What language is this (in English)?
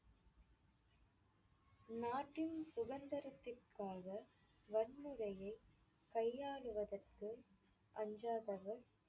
Tamil